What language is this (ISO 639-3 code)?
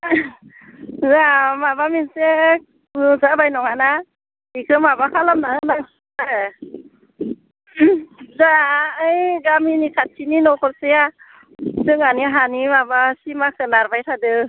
brx